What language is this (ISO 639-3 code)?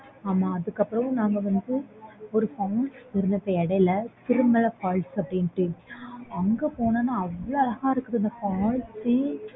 tam